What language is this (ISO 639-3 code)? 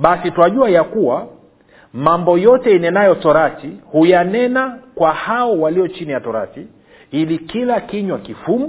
swa